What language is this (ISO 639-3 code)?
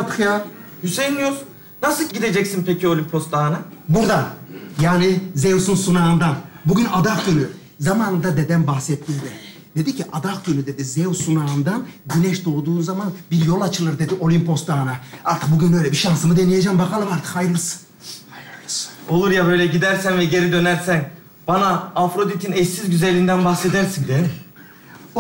tur